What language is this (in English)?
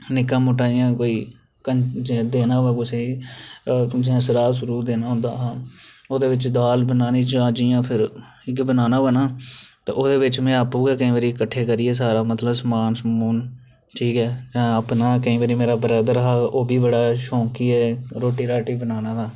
Dogri